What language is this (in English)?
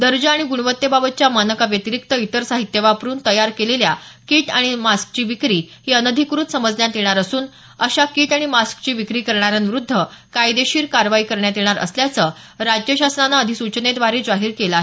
Marathi